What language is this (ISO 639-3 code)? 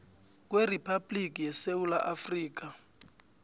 nbl